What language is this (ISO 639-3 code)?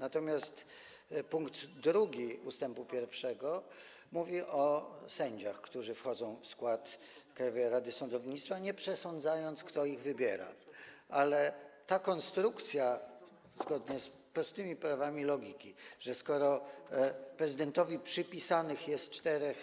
pol